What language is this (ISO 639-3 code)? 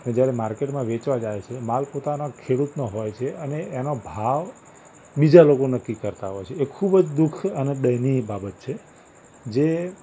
guj